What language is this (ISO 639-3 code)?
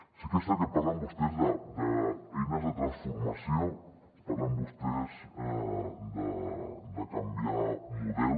cat